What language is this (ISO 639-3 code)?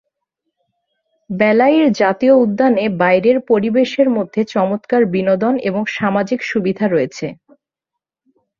ben